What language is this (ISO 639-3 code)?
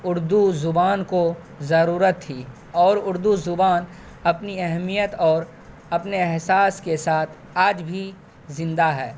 urd